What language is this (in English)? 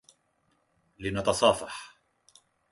Arabic